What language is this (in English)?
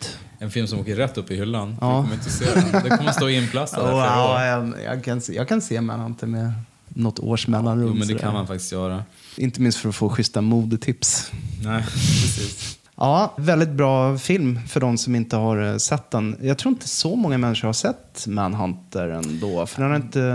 Swedish